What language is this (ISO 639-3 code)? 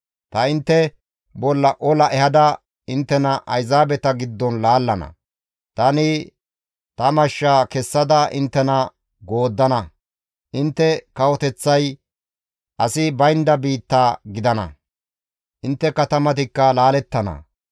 gmv